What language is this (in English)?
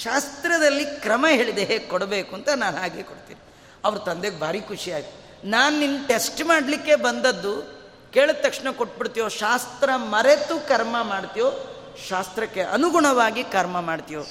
Kannada